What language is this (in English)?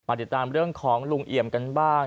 Thai